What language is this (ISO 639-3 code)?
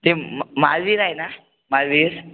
mar